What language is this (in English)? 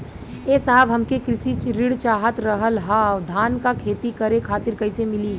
Bhojpuri